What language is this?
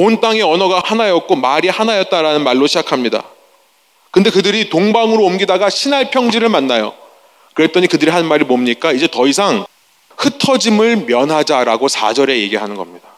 Korean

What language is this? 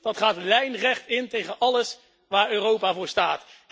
Dutch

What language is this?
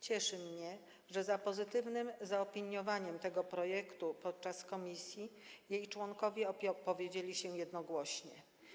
Polish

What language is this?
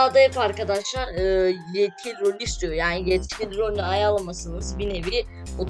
Turkish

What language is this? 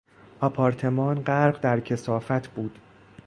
Persian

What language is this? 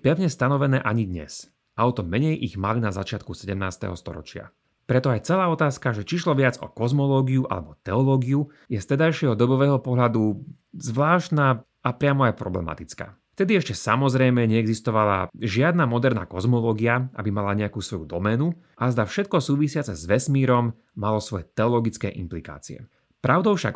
Slovak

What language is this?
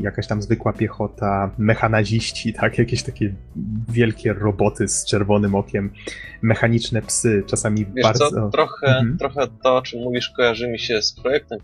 Polish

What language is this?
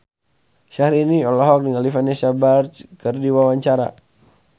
Sundanese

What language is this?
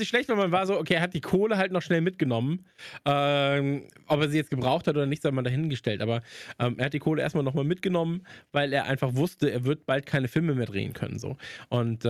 German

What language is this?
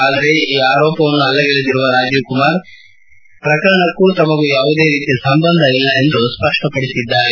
Kannada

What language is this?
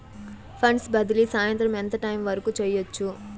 Telugu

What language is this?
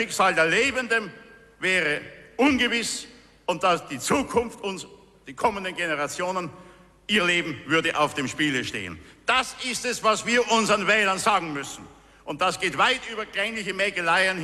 German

